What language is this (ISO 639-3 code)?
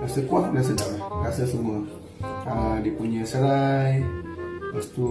msa